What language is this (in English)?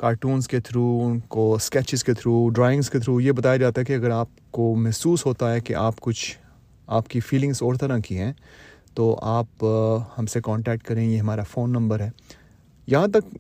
Urdu